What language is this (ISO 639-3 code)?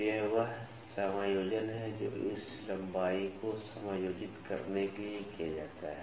hin